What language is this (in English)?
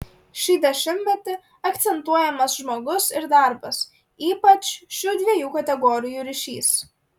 Lithuanian